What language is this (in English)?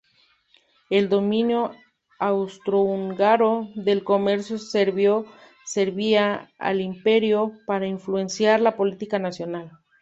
Spanish